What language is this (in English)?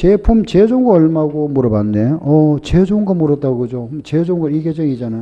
Korean